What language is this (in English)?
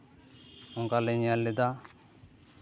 Santali